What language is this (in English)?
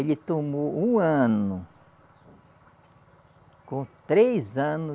Portuguese